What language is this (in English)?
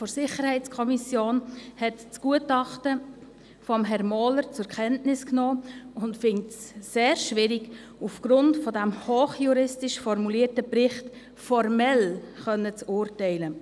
Swiss German